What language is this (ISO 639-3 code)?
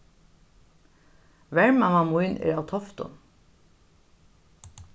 fao